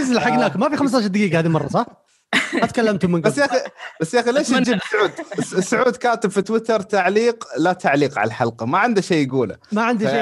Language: Arabic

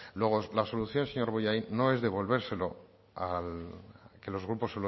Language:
Spanish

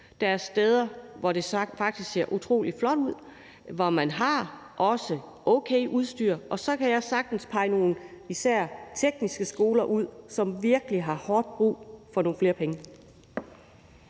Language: Danish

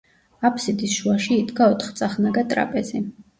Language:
Georgian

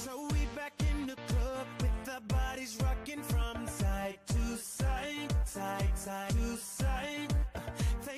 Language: Italian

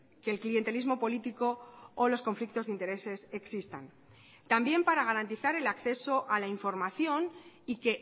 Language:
Spanish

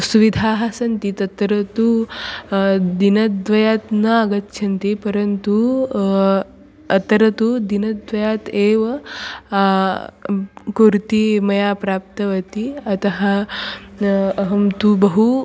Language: Sanskrit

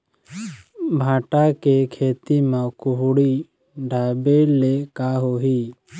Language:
Chhattisgarhi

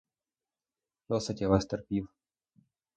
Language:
Ukrainian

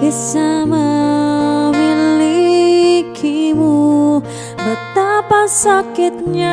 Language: Indonesian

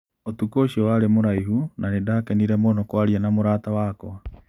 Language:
Kikuyu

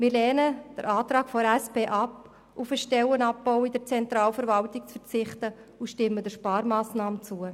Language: Swiss German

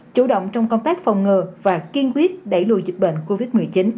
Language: Vietnamese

